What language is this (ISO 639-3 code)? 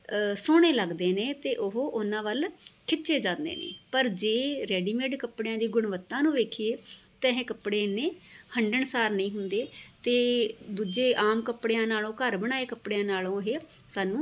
pan